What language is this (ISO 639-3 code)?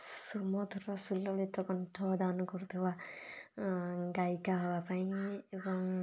ori